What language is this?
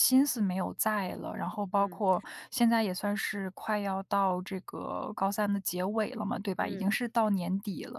Chinese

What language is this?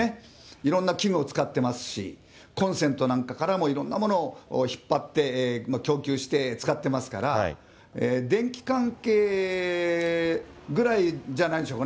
Japanese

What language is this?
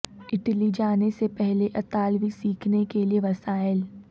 Urdu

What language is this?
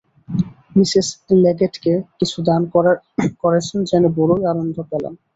Bangla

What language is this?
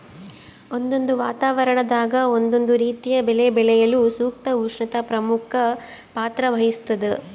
Kannada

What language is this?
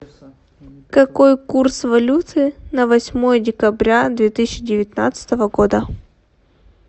Russian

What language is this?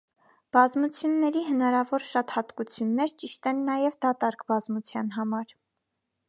Armenian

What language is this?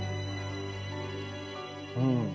Japanese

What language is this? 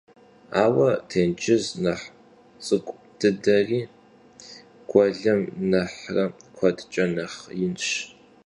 Kabardian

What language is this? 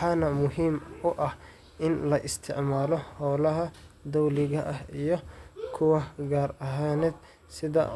Somali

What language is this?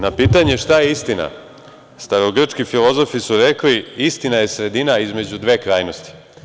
Serbian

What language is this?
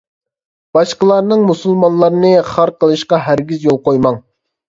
Uyghur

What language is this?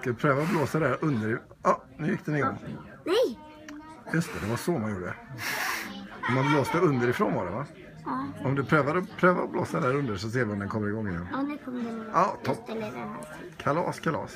Swedish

